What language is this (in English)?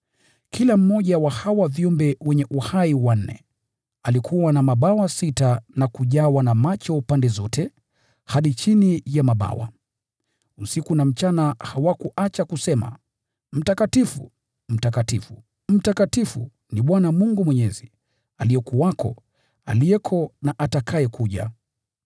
Swahili